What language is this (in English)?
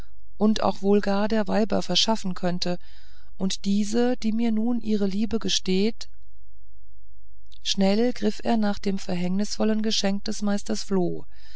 German